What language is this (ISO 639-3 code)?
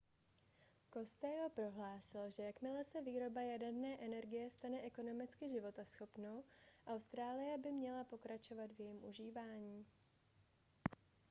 ces